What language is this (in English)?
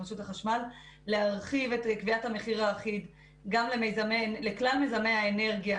Hebrew